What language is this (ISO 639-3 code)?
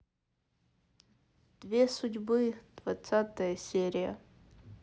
rus